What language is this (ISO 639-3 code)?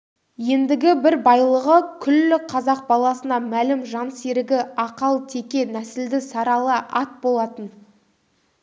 kaz